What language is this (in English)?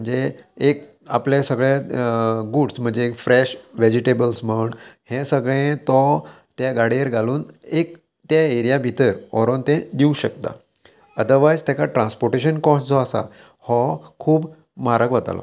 Konkani